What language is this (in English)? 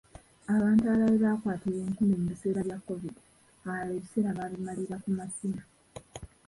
Ganda